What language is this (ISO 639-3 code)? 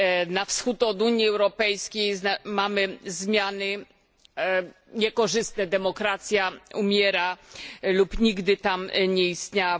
pol